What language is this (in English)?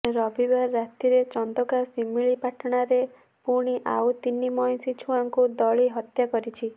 Odia